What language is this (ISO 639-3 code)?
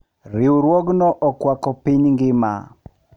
luo